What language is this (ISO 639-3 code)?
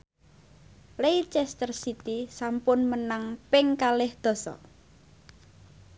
jav